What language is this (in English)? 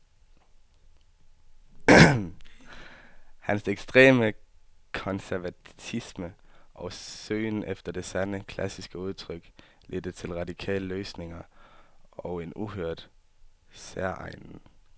Danish